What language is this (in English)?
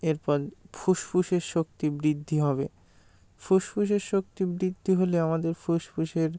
Bangla